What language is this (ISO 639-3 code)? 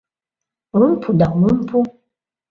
chm